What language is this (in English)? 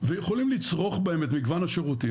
Hebrew